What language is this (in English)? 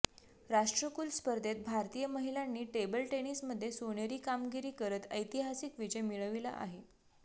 Marathi